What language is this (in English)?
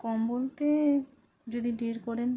Bangla